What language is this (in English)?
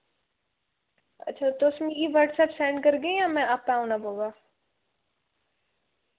Dogri